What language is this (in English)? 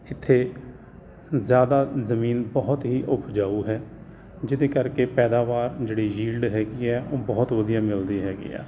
Punjabi